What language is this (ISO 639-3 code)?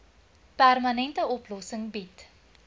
afr